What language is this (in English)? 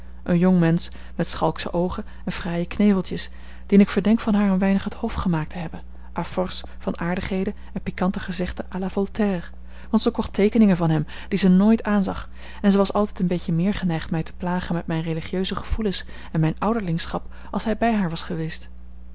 Dutch